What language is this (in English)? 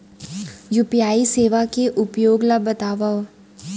Chhattisgarhi